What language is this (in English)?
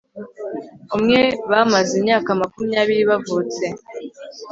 Kinyarwanda